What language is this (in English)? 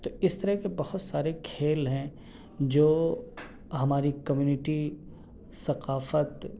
Urdu